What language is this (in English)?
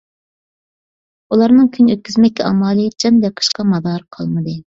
Uyghur